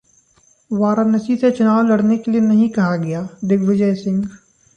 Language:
Hindi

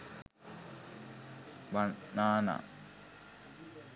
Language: Sinhala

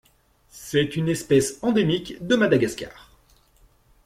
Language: French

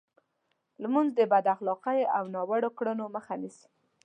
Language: Pashto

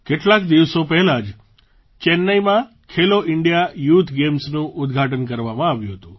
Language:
Gujarati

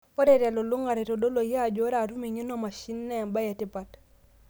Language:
Masai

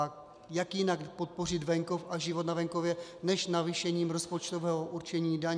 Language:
Czech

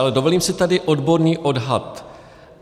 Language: Czech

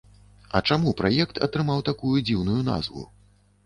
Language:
Belarusian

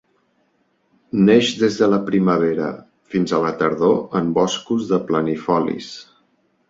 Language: Catalan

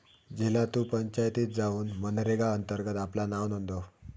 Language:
Marathi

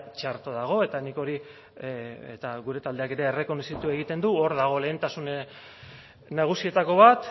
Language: Basque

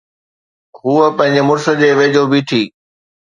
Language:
Sindhi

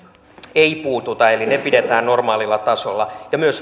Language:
Finnish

